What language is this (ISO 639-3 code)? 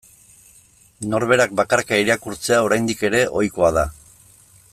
eus